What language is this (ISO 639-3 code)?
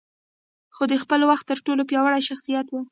pus